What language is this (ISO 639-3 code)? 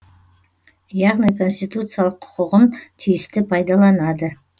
kaz